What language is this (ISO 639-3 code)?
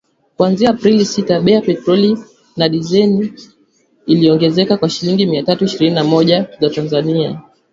swa